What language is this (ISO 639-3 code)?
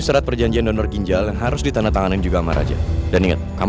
ind